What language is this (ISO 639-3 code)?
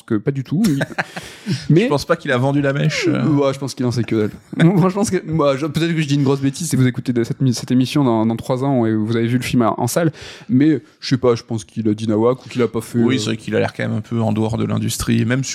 fra